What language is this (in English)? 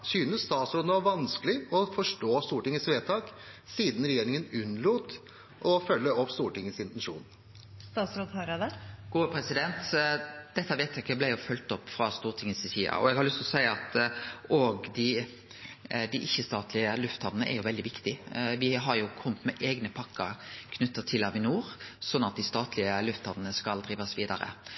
Norwegian